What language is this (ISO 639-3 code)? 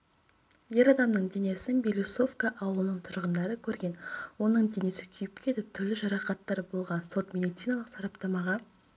kaz